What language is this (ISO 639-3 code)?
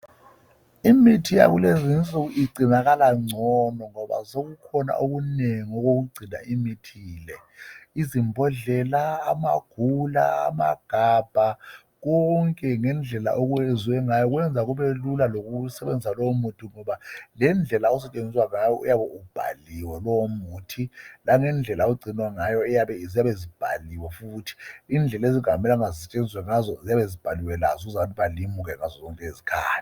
nde